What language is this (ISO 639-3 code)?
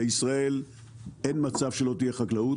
heb